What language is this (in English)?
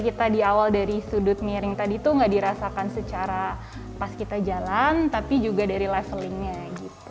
Indonesian